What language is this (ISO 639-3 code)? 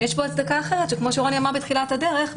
heb